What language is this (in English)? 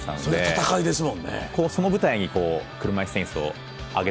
Japanese